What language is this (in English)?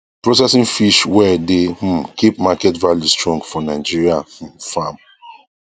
Nigerian Pidgin